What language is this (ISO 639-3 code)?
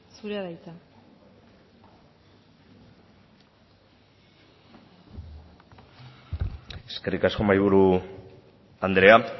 eus